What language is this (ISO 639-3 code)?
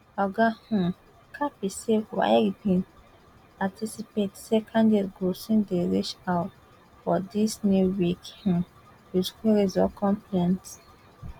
pcm